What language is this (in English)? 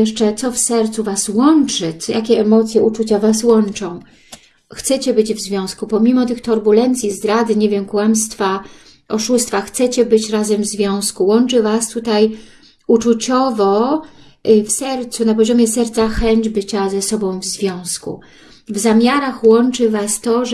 Polish